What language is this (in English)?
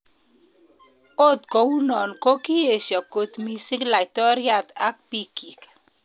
Kalenjin